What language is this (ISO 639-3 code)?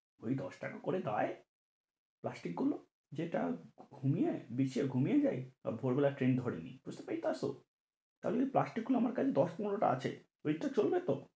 ben